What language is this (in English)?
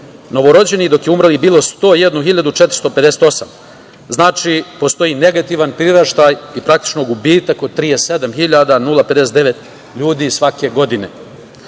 Serbian